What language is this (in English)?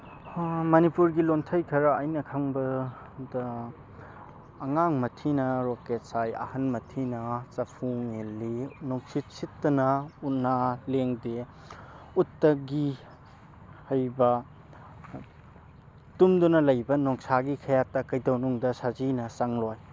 Manipuri